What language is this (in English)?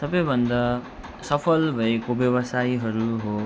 Nepali